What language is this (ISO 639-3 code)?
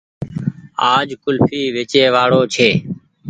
gig